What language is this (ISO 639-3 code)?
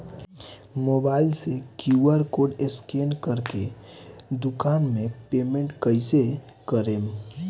bho